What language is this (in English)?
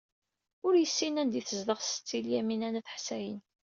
Kabyle